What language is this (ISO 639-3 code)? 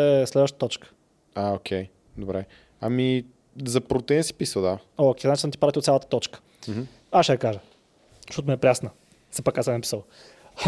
bul